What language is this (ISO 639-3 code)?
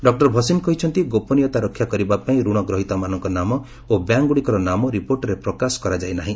ori